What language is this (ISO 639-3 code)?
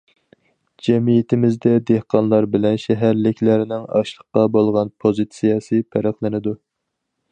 uig